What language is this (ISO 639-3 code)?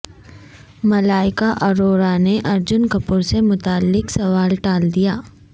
urd